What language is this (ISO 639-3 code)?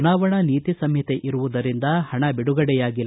kan